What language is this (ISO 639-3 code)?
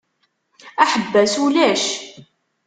kab